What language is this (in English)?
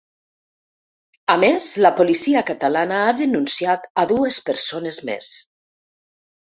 Catalan